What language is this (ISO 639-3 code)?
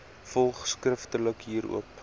afr